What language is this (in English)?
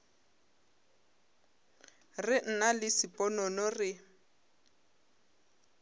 Northern Sotho